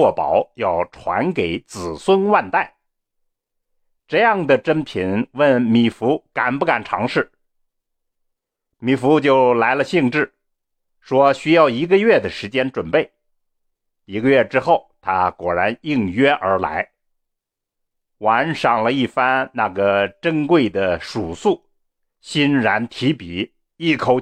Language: Chinese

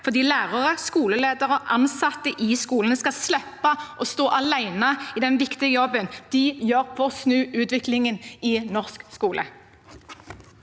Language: Norwegian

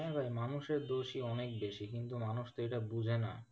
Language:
Bangla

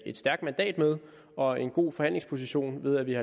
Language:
Danish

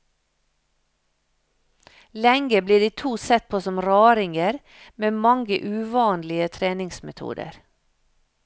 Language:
Norwegian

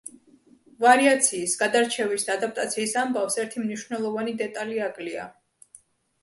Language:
Georgian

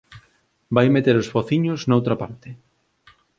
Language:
Galician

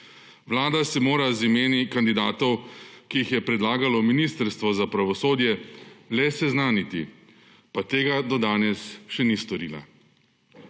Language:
Slovenian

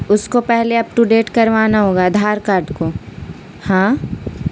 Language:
Urdu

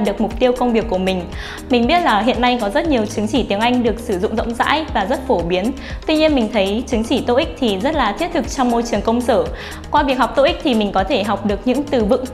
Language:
Vietnamese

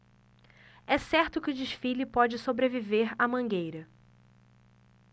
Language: Portuguese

